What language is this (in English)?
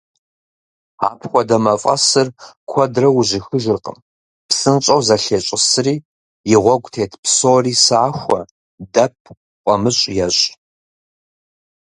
Kabardian